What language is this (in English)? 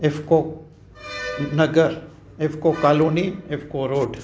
Sindhi